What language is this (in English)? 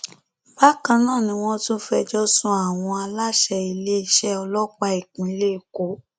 Yoruba